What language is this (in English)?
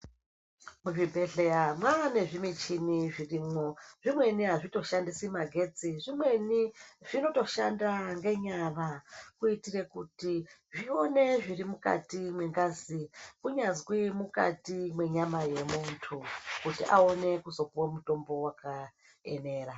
Ndau